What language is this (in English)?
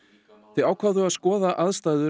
Icelandic